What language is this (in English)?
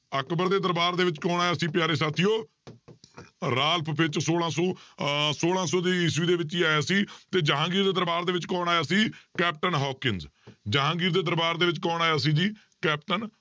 Punjabi